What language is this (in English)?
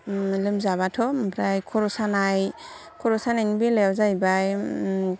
Bodo